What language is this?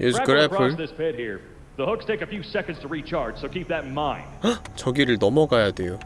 Korean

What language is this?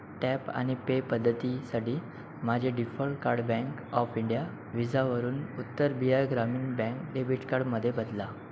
Marathi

